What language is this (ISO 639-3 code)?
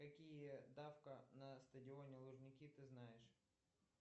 rus